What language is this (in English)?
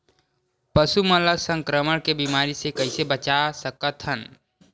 Chhattisgarhi